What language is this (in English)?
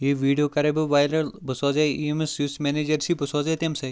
Kashmiri